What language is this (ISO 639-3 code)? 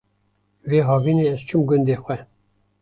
kur